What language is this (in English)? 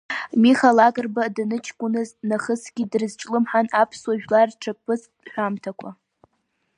Abkhazian